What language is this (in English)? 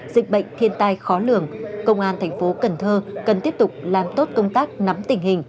Vietnamese